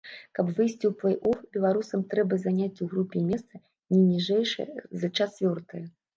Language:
Belarusian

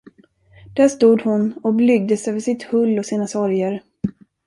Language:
Swedish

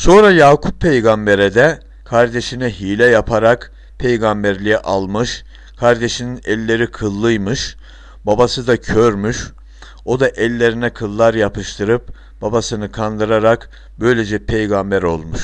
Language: Turkish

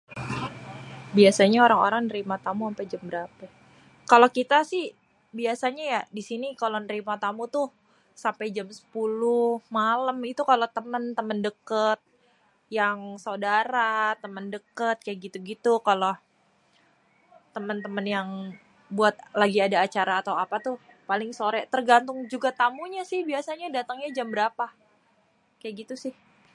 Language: Betawi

